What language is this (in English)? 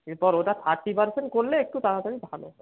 Bangla